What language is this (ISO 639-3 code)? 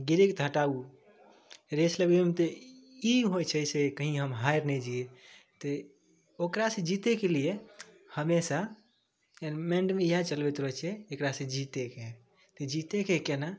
mai